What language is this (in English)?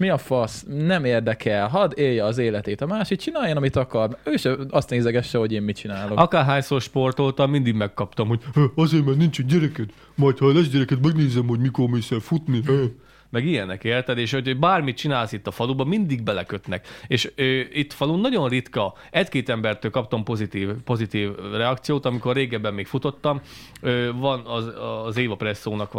Hungarian